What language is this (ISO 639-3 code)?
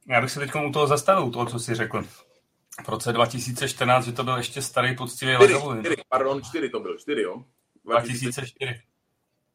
ces